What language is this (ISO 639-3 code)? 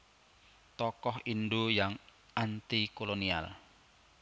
jav